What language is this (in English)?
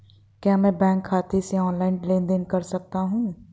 Hindi